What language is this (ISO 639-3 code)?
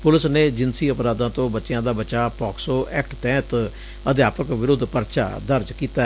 pan